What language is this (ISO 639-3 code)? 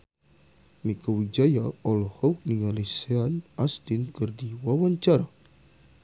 sun